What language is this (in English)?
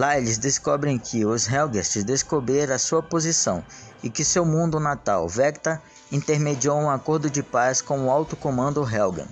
Portuguese